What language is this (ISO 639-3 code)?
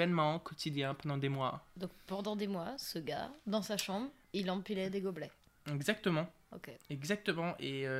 fra